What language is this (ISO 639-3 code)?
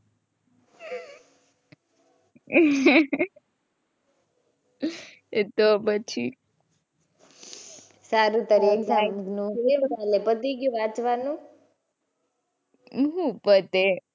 guj